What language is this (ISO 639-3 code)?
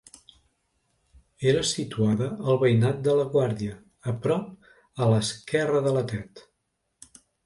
cat